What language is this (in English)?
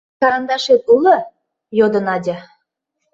Mari